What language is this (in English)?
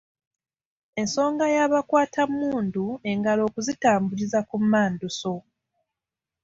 Ganda